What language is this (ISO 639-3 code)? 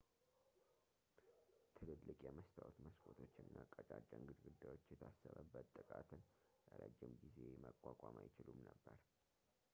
amh